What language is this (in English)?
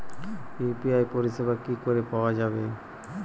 Bangla